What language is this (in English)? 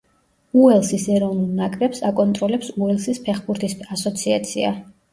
Georgian